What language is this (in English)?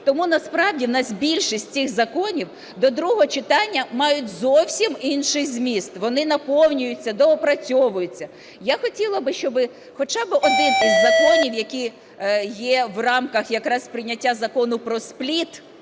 Ukrainian